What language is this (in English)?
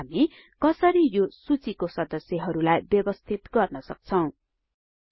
Nepali